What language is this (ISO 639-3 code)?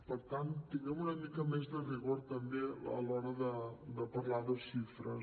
cat